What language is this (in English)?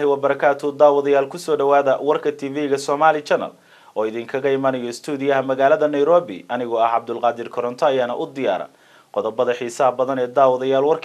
Arabic